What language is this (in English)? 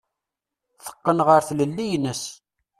Kabyle